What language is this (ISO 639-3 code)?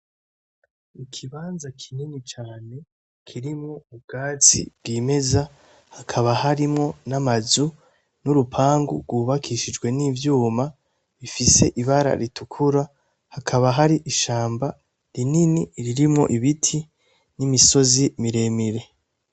run